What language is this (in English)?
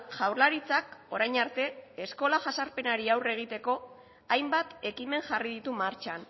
Basque